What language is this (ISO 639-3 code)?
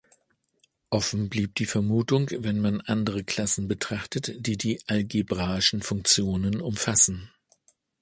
deu